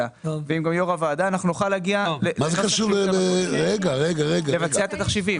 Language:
Hebrew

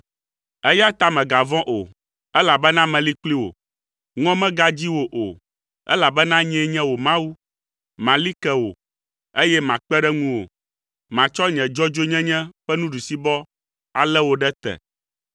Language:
Ewe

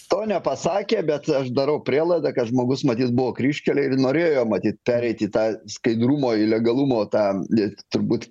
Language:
Lithuanian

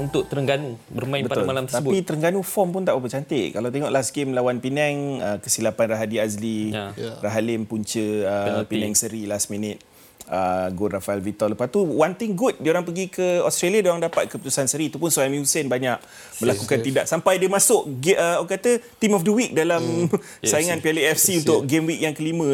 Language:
Malay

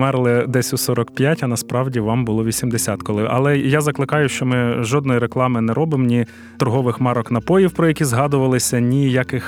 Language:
Ukrainian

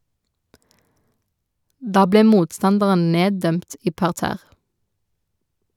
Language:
Norwegian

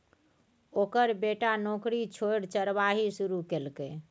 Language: Maithili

